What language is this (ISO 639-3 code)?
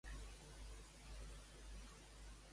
cat